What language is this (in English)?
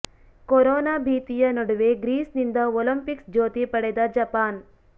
Kannada